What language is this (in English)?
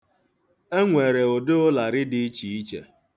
Igbo